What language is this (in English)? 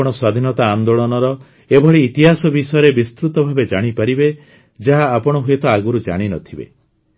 Odia